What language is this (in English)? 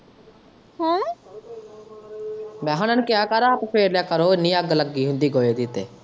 Punjabi